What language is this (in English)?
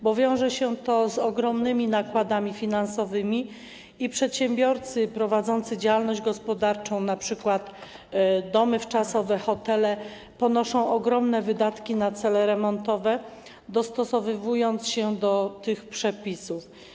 Polish